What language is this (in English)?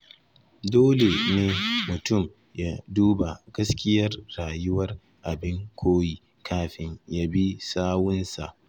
Hausa